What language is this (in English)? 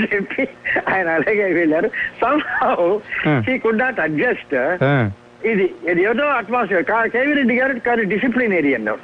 Telugu